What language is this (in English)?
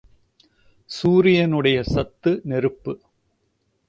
Tamil